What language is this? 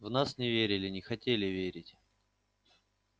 Russian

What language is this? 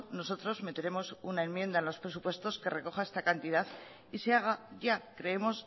Spanish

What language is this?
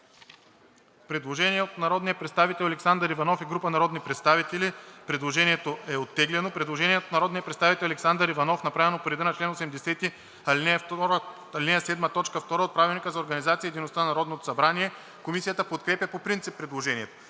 Bulgarian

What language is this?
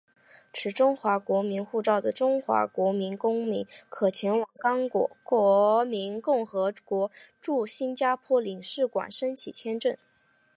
Chinese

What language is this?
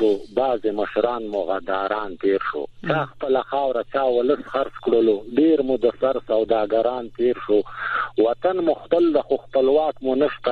Persian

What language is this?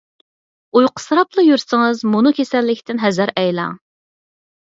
Uyghur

